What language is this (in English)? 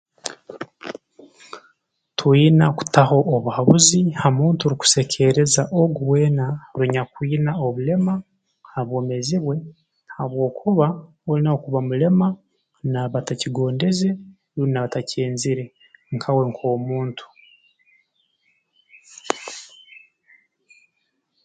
Tooro